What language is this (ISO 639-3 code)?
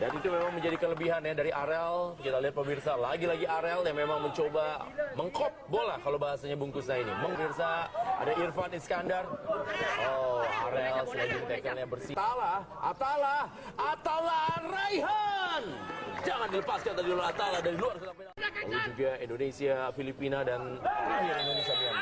ind